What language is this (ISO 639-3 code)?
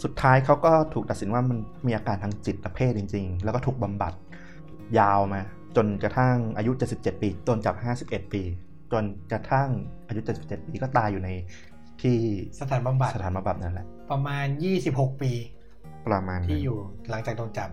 tha